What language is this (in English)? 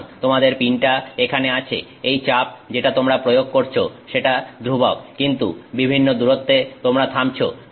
Bangla